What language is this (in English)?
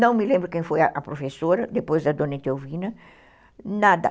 Portuguese